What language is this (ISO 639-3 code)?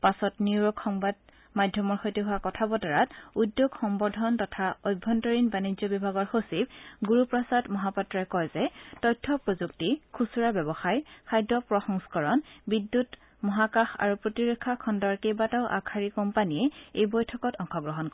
asm